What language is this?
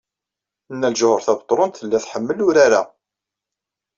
Kabyle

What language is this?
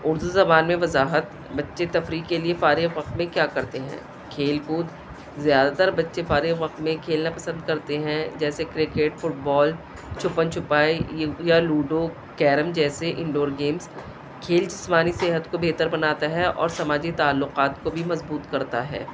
Urdu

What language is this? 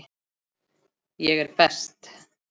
Icelandic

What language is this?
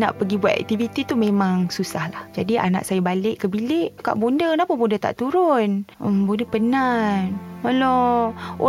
Malay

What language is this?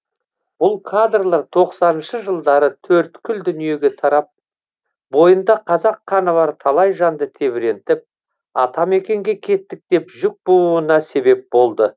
Kazakh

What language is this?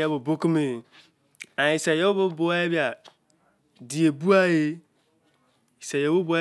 Izon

